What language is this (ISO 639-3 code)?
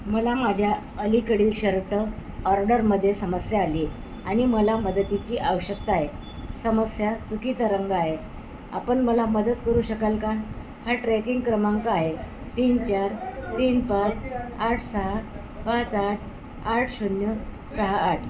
mar